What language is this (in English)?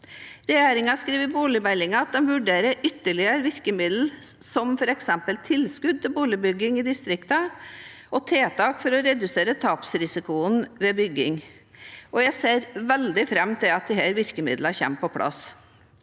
Norwegian